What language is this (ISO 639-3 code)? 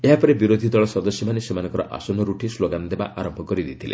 ori